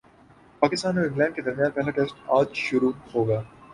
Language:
Urdu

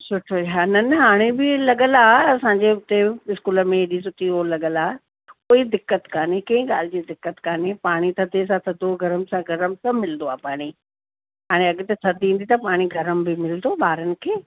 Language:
Sindhi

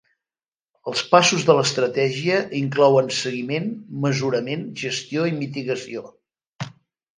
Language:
Catalan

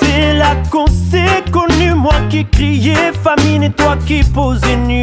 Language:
French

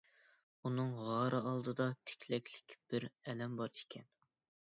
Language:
Uyghur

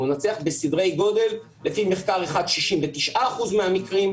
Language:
Hebrew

